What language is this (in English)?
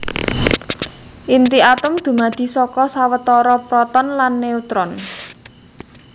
Javanese